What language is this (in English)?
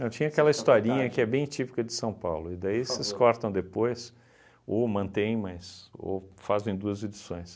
Portuguese